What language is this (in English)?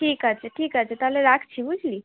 Bangla